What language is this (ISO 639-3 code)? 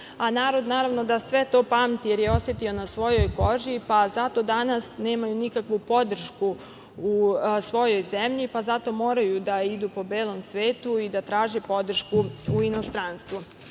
srp